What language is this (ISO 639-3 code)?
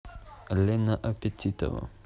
rus